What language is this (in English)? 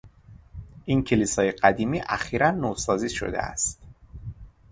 Persian